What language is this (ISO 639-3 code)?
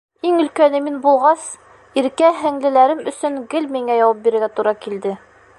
bak